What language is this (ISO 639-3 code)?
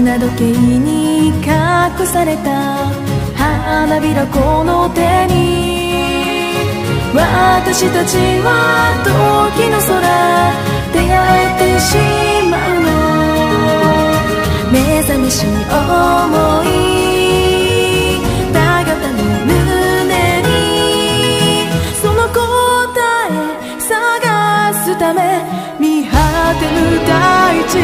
kor